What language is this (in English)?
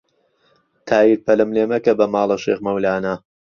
Central Kurdish